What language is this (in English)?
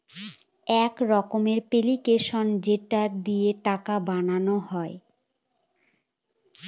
Bangla